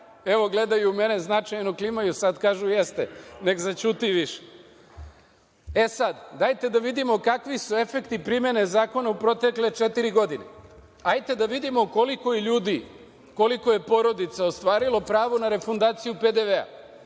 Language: Serbian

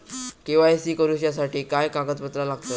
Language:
Marathi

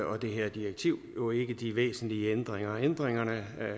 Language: Danish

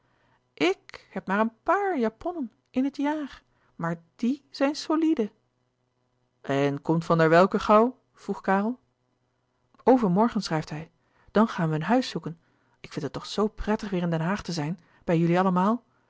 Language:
Dutch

